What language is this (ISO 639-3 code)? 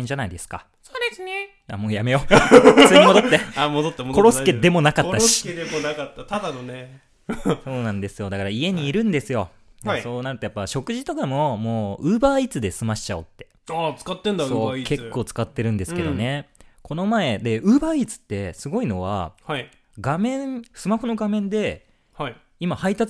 jpn